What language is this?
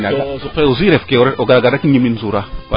Serer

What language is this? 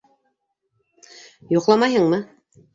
Bashkir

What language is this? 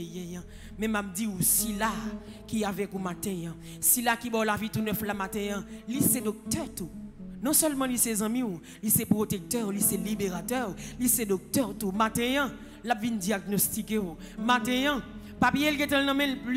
French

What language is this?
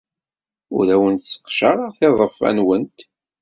Kabyle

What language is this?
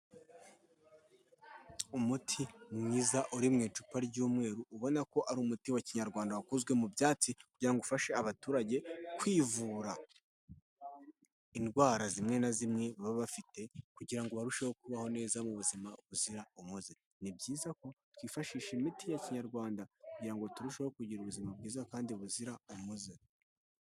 Kinyarwanda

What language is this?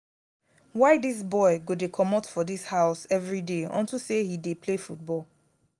Nigerian Pidgin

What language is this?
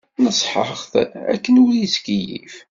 Kabyle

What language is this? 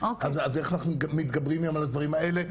Hebrew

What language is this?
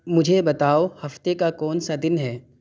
Urdu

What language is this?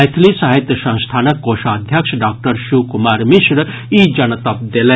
Maithili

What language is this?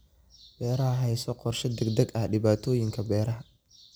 Somali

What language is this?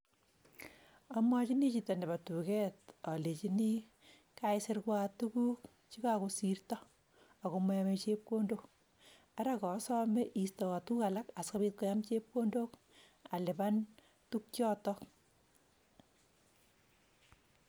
Kalenjin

